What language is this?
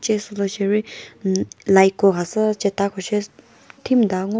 Chokri Naga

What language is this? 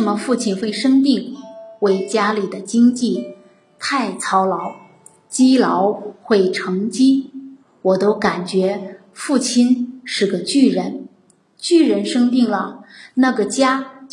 Chinese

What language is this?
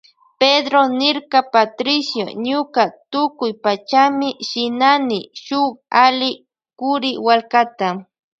Loja Highland Quichua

